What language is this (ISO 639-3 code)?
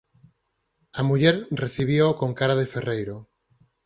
glg